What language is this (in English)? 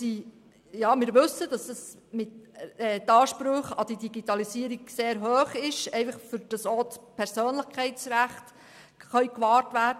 Swiss German